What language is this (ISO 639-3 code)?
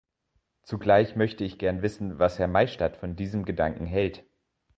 deu